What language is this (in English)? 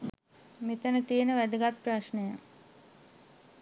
Sinhala